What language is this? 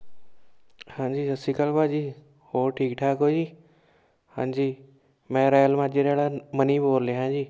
Punjabi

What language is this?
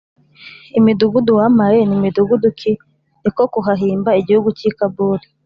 Kinyarwanda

